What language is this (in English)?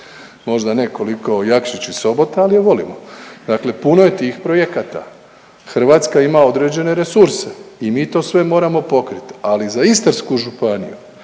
Croatian